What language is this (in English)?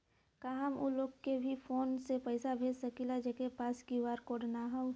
Bhojpuri